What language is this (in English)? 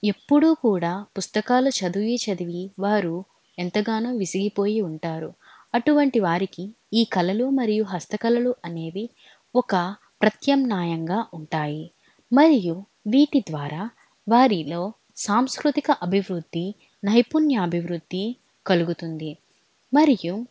Telugu